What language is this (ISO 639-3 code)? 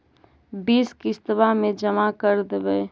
mag